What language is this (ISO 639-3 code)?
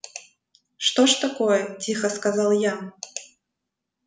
rus